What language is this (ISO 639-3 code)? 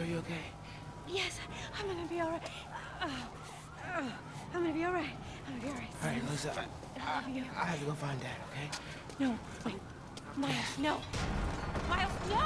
eng